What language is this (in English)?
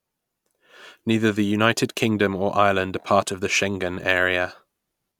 English